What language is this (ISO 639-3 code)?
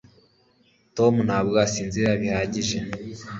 kin